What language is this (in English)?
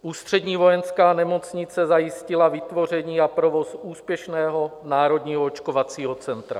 Czech